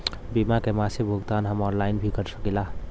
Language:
Bhojpuri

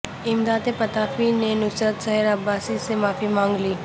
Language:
Urdu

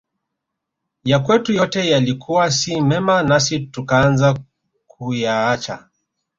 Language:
Swahili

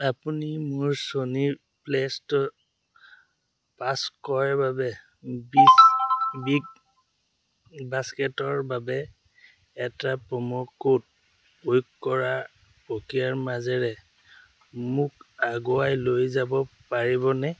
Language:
Assamese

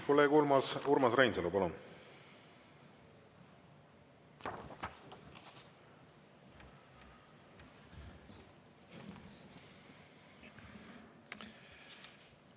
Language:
Estonian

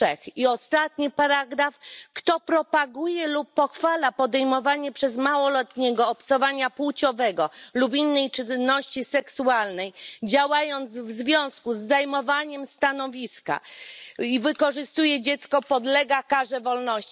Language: Polish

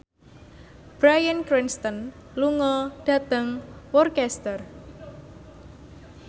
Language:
Javanese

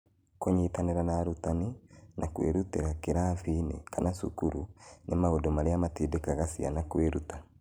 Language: Kikuyu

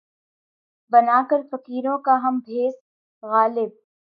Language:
Urdu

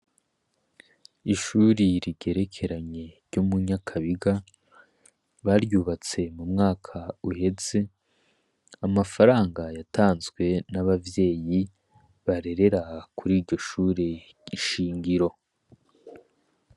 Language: Rundi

